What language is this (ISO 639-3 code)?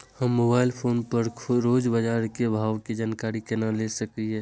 mai